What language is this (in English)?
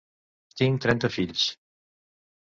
Catalan